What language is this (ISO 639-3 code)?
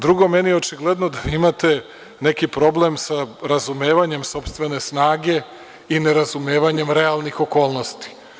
srp